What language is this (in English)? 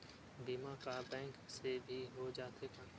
Chhattisgarhi